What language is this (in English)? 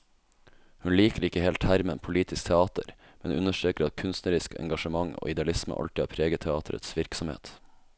Norwegian